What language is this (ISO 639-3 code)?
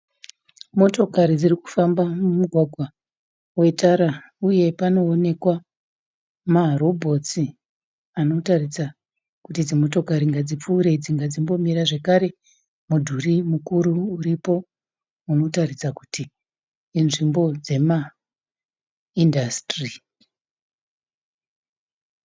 sna